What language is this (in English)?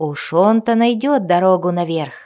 Russian